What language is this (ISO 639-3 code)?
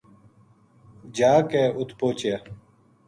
gju